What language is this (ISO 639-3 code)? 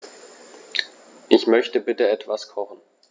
deu